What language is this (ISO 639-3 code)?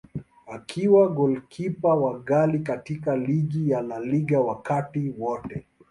swa